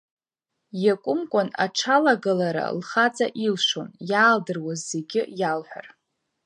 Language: Abkhazian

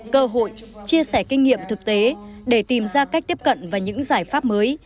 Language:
Vietnamese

